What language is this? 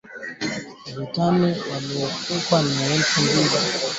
Swahili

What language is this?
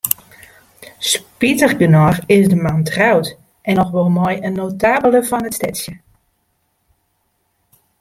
Western Frisian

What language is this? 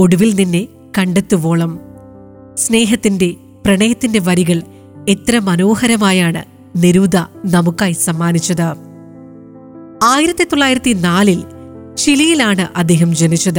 Malayalam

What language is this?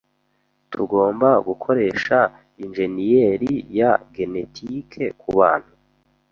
Kinyarwanda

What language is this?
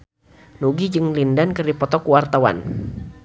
Sundanese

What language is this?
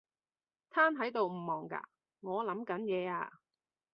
Cantonese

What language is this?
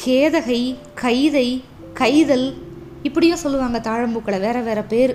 Tamil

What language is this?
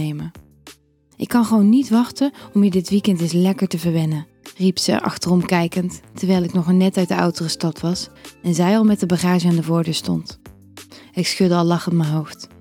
Dutch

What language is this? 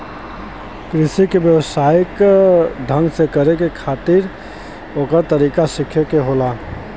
Bhojpuri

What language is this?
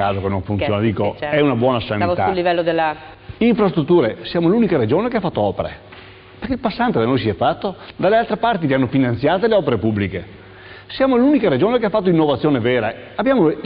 Italian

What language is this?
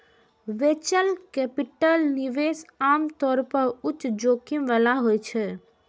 Maithili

